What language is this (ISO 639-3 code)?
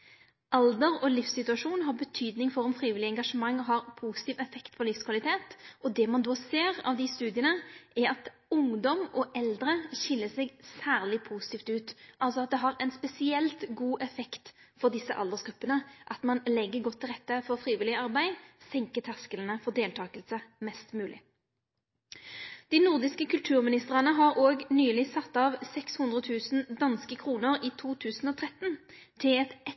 nno